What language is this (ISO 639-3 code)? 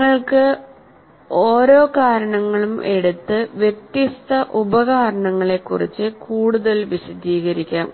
mal